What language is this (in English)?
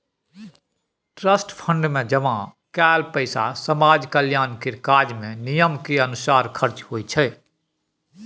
Maithili